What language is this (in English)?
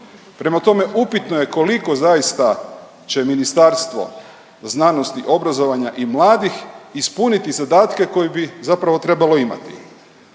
Croatian